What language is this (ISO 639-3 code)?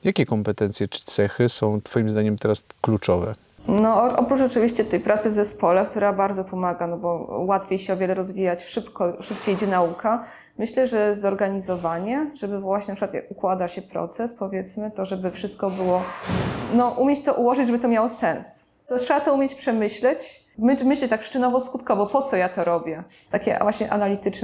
pol